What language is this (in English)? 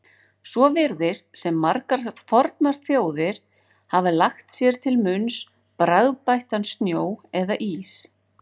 Icelandic